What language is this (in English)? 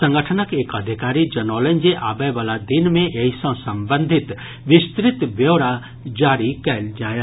Maithili